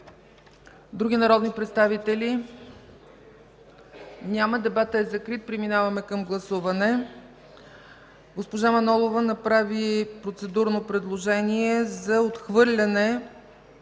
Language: Bulgarian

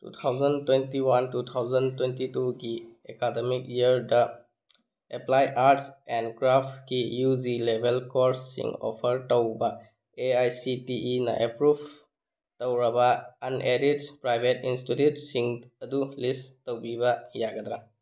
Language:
Manipuri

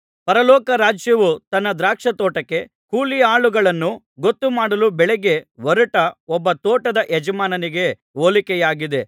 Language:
Kannada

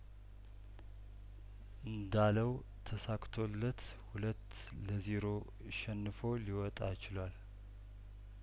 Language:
Amharic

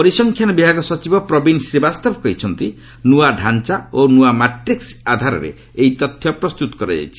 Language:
Odia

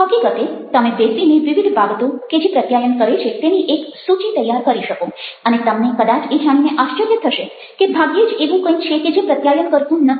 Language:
Gujarati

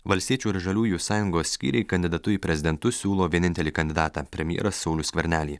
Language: Lithuanian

